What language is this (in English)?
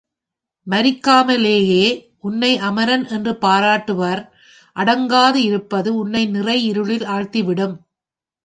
Tamil